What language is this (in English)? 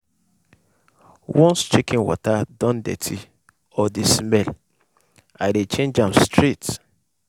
Nigerian Pidgin